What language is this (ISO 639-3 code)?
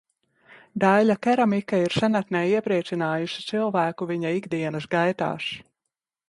lav